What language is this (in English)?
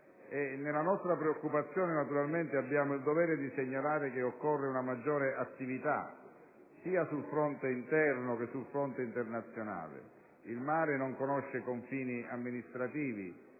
Italian